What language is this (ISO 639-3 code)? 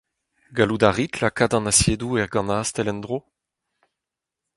bre